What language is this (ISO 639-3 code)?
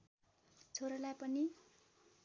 nep